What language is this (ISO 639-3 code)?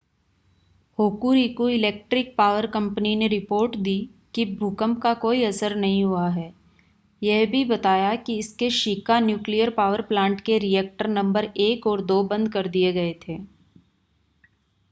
hin